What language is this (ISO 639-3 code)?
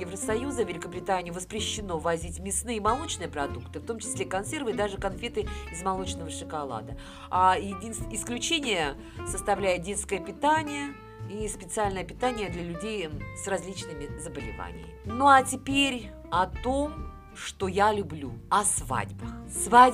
rus